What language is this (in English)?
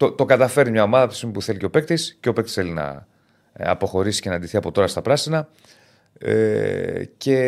Greek